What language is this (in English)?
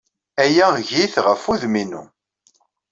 Kabyle